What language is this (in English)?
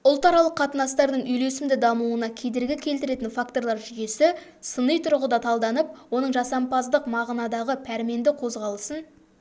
Kazakh